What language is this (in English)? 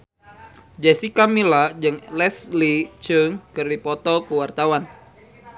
Sundanese